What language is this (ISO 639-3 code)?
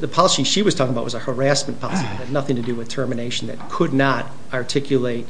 eng